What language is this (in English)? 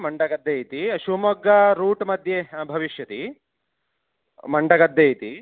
Sanskrit